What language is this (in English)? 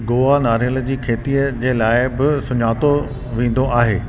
Sindhi